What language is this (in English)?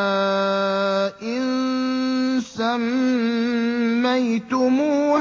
Arabic